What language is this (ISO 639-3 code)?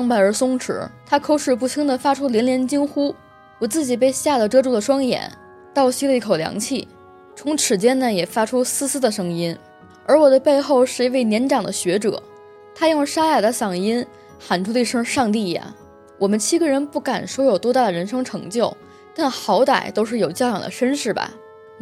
zho